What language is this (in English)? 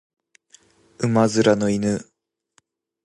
Japanese